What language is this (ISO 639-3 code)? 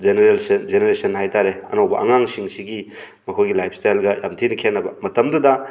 mni